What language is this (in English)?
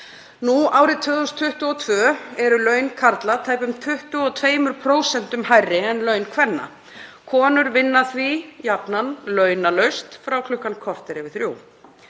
Icelandic